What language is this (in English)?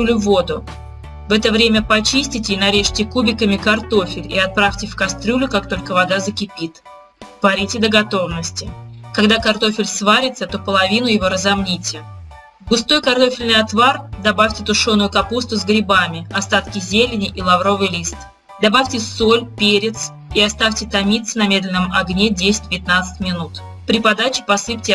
Russian